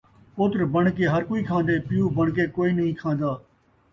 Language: Saraiki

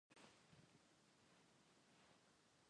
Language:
Chinese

